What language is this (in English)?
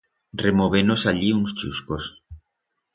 Aragonese